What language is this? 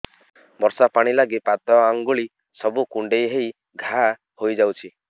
Odia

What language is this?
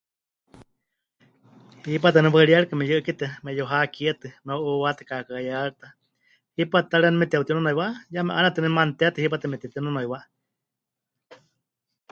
Huichol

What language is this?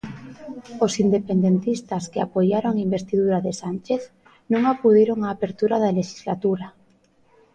Galician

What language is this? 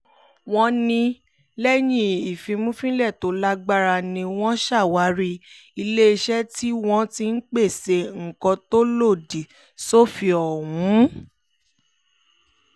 Yoruba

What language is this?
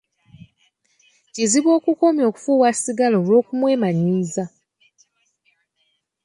Ganda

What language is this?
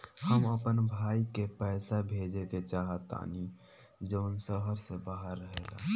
Bhojpuri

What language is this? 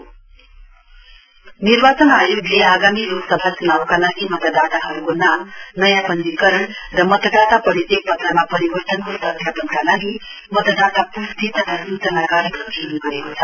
Nepali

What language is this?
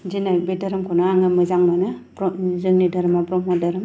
Bodo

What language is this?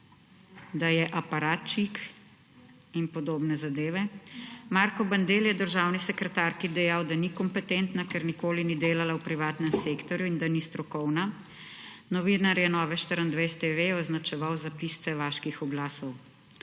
Slovenian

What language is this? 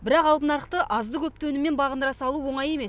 Kazakh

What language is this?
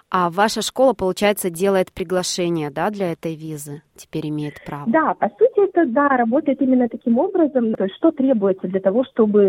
Russian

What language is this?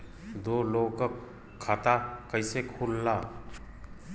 Bhojpuri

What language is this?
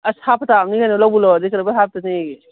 Manipuri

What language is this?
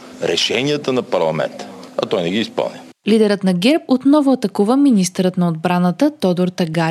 Bulgarian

